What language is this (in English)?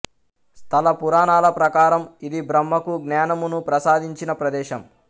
Telugu